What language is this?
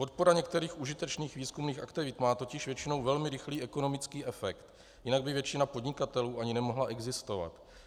Czech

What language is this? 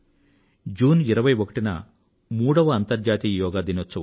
Telugu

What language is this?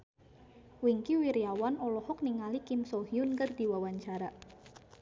Sundanese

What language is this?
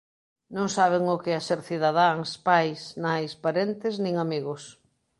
Galician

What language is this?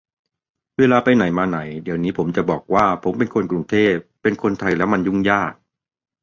Thai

